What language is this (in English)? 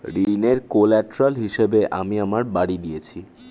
Bangla